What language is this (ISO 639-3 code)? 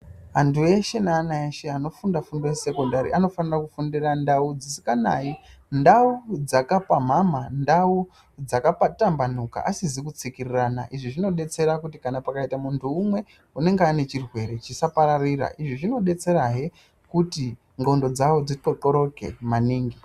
ndc